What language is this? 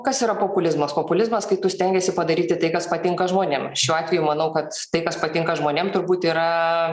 Lithuanian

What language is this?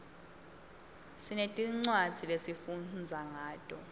Swati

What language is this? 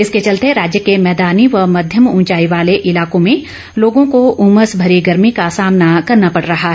Hindi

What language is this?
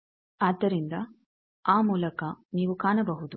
Kannada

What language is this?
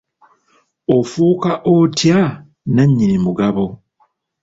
Ganda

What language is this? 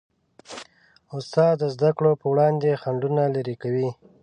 Pashto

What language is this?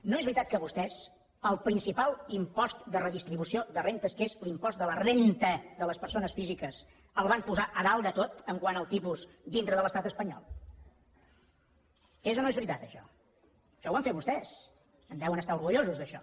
Catalan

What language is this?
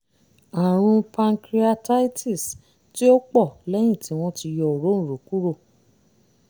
Yoruba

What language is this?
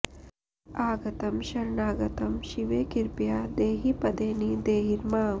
Sanskrit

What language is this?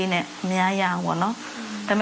Thai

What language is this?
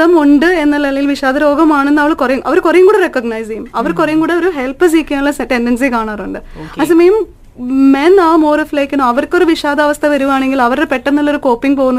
Malayalam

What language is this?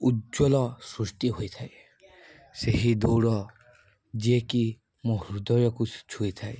Odia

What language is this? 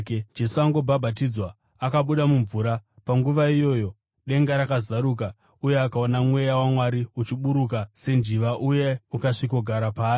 Shona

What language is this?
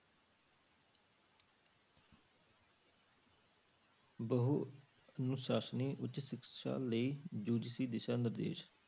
Punjabi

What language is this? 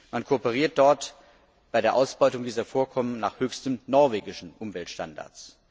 German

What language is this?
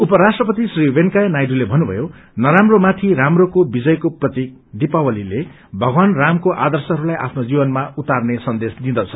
Nepali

